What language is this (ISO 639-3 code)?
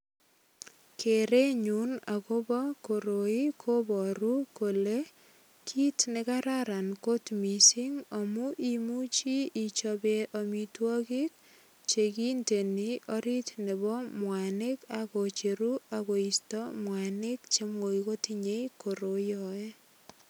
kln